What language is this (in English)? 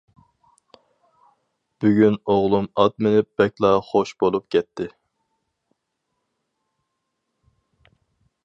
Uyghur